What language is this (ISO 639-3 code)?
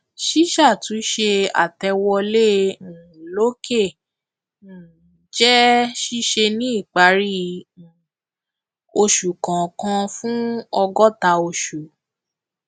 yor